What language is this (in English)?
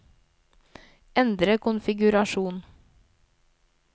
Norwegian